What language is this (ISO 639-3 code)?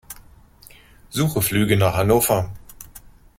deu